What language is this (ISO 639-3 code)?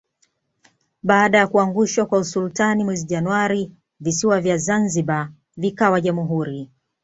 swa